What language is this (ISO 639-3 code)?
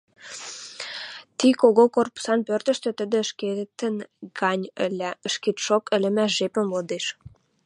mrj